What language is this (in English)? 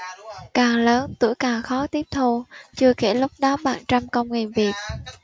Vietnamese